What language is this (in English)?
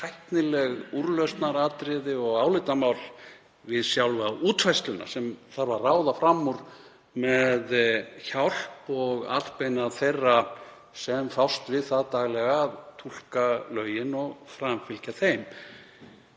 Icelandic